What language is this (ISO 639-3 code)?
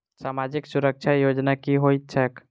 mai